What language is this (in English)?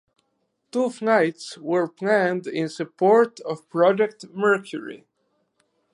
English